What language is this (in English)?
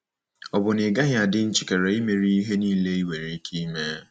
Igbo